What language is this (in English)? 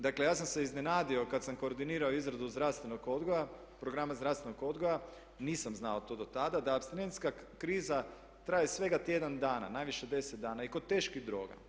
Croatian